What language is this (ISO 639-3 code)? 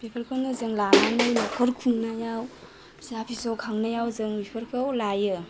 brx